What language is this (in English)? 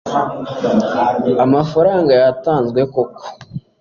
Kinyarwanda